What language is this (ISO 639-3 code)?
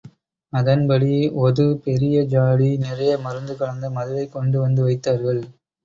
tam